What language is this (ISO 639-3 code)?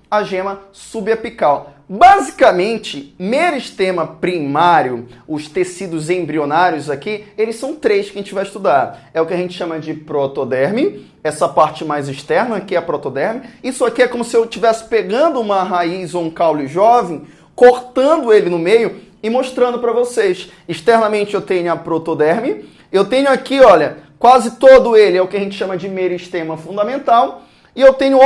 por